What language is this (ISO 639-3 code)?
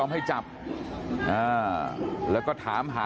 tha